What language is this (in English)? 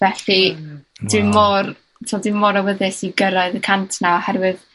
Welsh